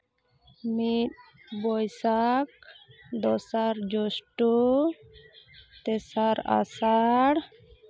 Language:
Santali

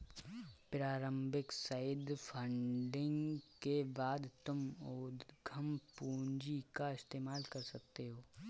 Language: Hindi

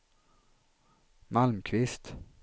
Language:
Swedish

